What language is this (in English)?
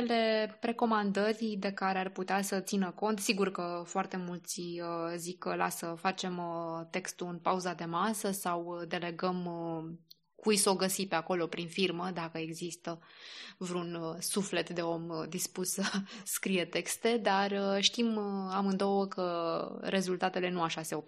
Romanian